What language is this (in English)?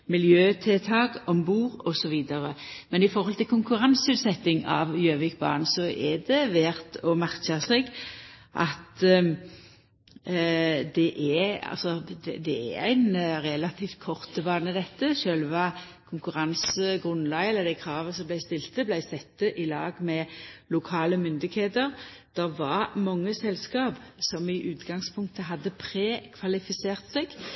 Norwegian Nynorsk